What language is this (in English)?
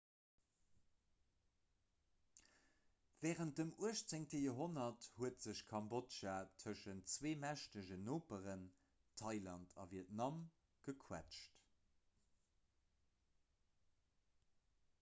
Luxembourgish